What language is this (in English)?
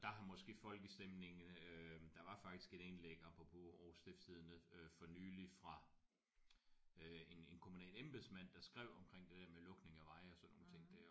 Danish